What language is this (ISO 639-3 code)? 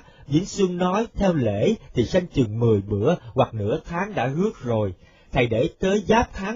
vie